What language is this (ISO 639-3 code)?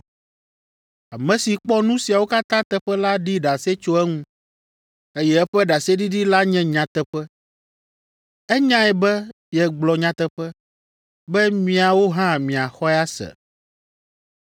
ewe